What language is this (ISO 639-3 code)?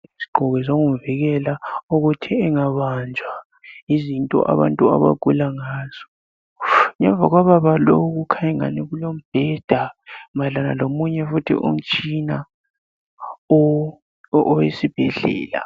nde